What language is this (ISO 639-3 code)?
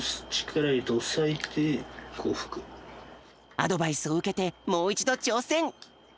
jpn